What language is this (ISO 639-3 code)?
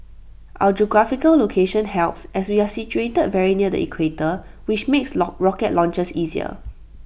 eng